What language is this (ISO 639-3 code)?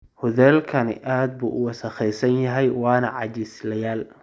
som